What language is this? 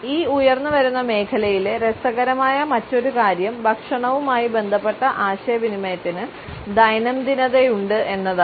Malayalam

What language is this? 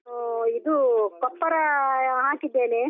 Kannada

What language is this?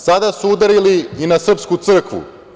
Serbian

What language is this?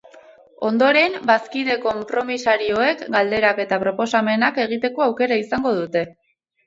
Basque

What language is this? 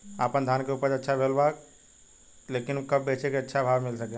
Bhojpuri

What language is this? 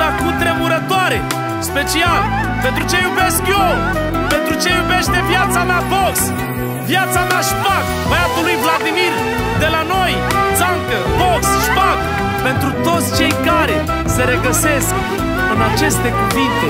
Romanian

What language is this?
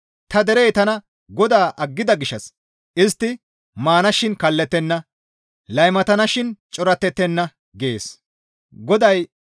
Gamo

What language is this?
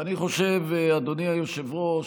Hebrew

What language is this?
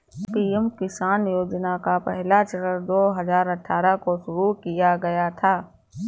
Hindi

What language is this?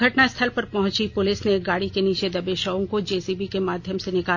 Hindi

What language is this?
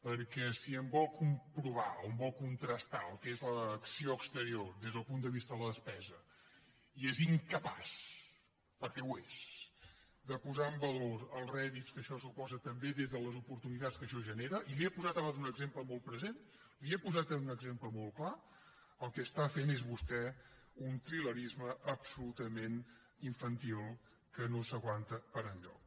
Catalan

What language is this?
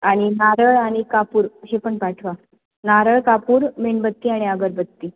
Marathi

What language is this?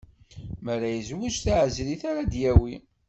Kabyle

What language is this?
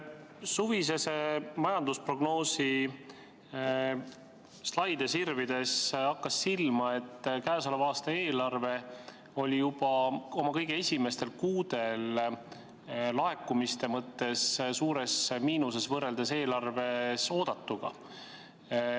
Estonian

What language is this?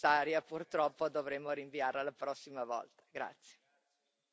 Italian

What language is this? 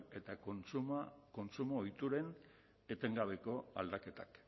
Basque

